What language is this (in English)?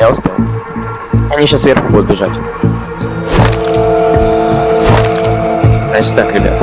Russian